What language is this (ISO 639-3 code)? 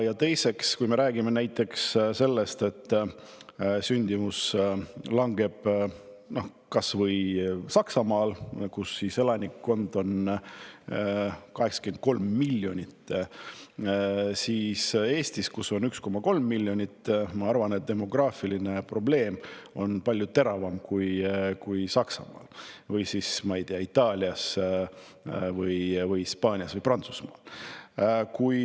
est